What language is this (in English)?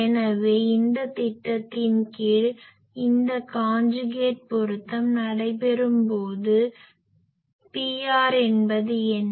Tamil